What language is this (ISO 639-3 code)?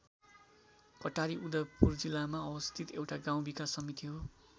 nep